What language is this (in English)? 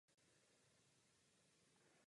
Czech